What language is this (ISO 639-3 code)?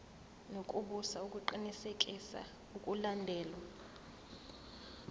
zul